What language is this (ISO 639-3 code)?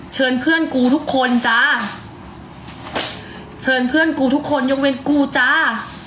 tha